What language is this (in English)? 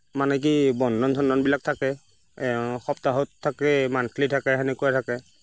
Assamese